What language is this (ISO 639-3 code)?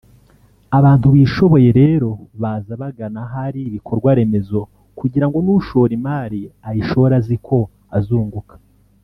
kin